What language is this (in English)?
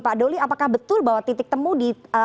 Indonesian